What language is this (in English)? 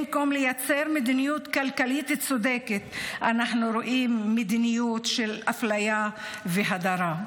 Hebrew